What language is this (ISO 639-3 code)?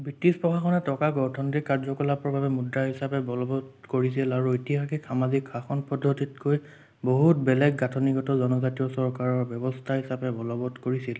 asm